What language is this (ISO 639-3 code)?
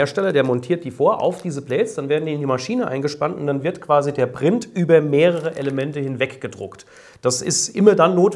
deu